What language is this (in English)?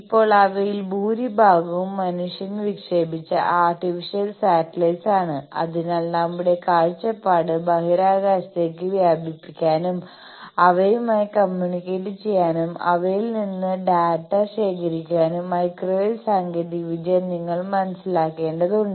Malayalam